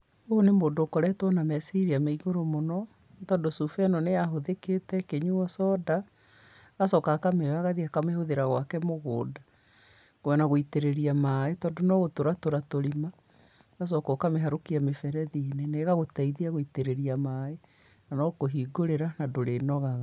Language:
Kikuyu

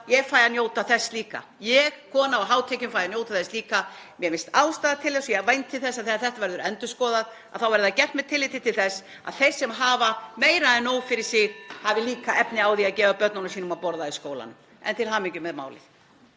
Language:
Icelandic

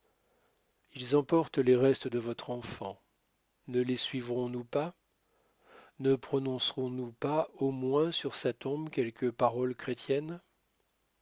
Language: French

